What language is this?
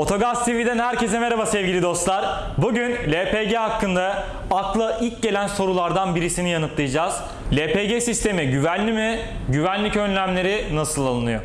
Turkish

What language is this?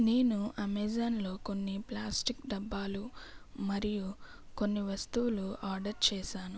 Telugu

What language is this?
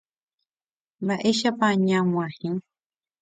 Guarani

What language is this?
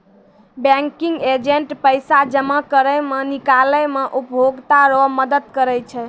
Maithili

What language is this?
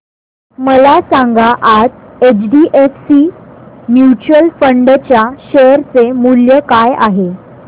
Marathi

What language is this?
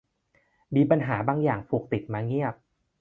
Thai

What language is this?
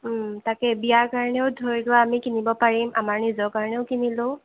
Assamese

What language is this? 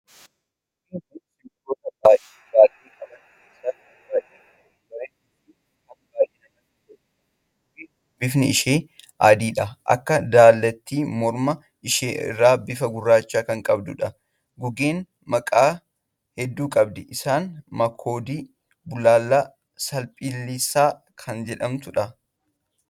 Oromo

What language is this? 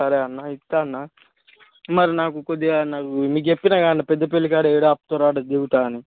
Telugu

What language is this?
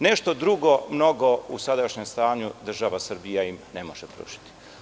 Serbian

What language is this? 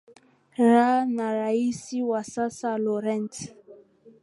Swahili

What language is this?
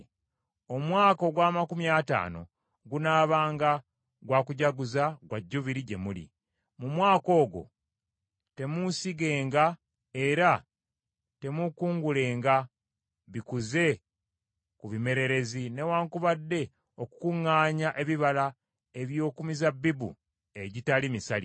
Ganda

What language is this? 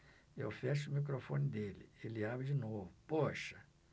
Portuguese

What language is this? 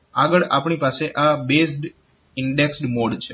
Gujarati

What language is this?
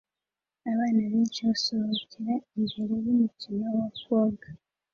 Kinyarwanda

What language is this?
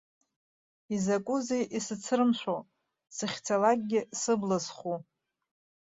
Abkhazian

